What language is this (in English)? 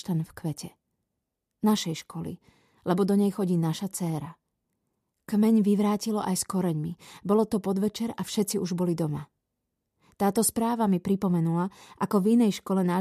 Slovak